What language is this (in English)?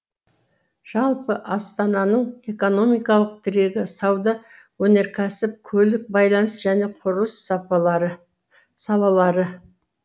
Kazakh